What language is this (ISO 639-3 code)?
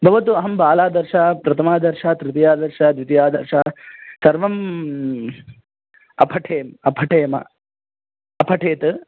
san